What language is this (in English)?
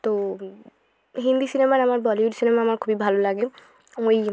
Bangla